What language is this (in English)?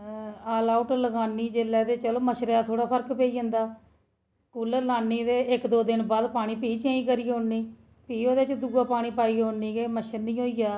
Dogri